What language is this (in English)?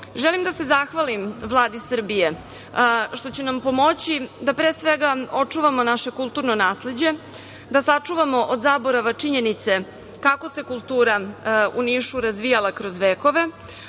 Serbian